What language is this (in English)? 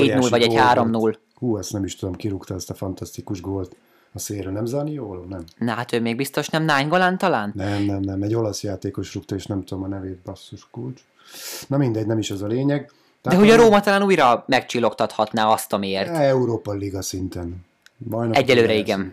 Hungarian